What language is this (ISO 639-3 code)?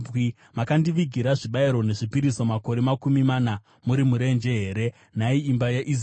sna